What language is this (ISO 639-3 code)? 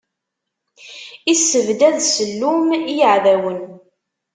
kab